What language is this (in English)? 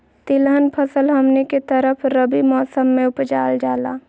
Magahi